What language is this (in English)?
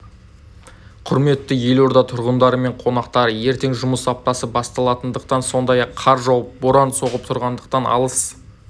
Kazakh